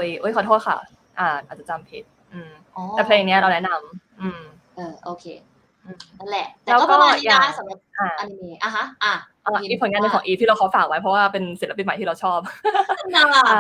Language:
Thai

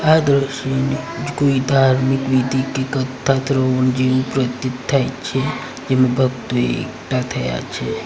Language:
Gujarati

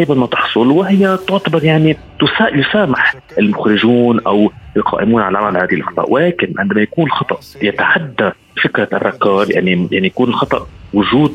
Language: Arabic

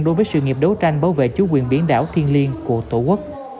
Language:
Vietnamese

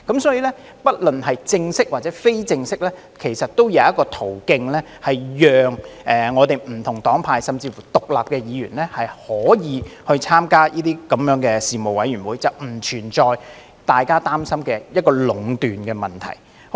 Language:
Cantonese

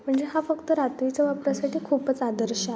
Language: Marathi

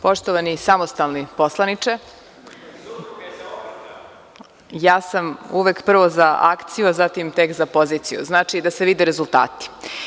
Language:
Serbian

